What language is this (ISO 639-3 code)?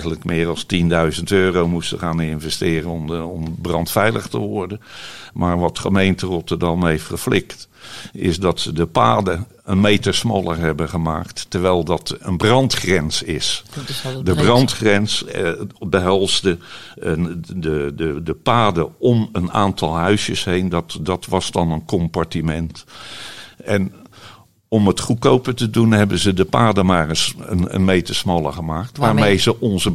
nld